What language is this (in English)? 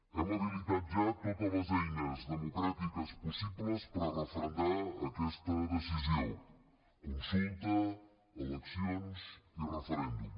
Catalan